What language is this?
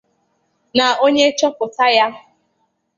Igbo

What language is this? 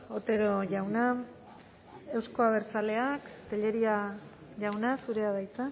Basque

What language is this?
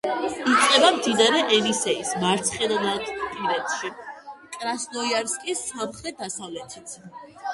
Georgian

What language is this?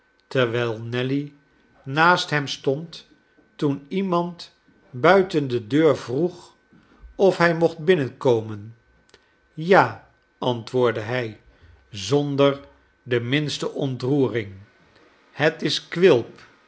Dutch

